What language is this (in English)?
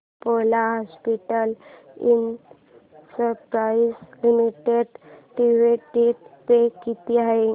Marathi